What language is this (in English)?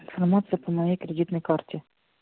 Russian